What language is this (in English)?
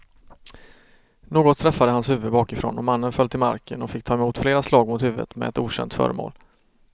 Swedish